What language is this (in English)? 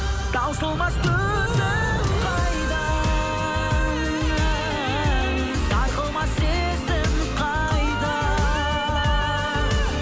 Kazakh